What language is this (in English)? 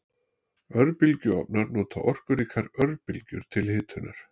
Icelandic